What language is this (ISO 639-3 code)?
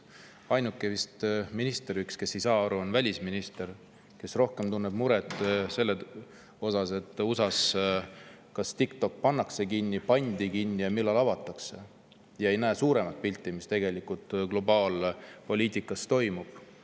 est